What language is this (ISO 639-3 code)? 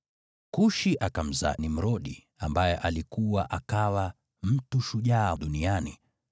swa